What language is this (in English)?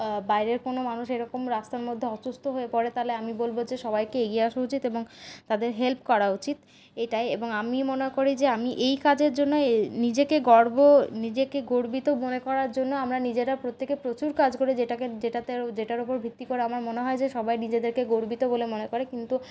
Bangla